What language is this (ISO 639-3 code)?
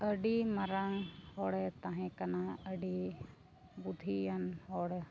sat